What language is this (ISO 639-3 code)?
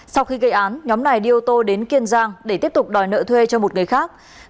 vie